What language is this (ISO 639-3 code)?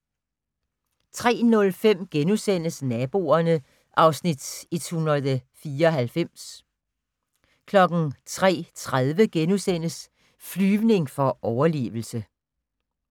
dan